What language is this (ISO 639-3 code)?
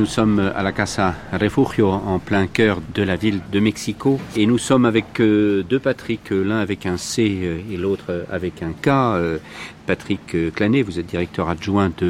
fra